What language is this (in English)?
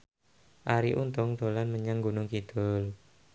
Javanese